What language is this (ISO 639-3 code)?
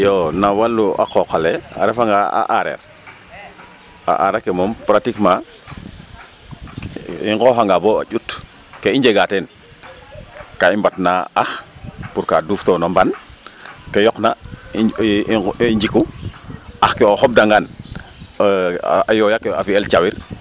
srr